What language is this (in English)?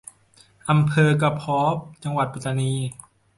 Thai